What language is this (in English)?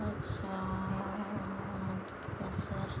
Assamese